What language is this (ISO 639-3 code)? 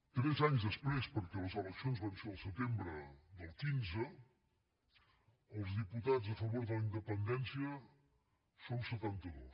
cat